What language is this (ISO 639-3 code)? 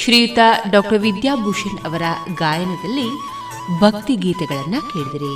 kan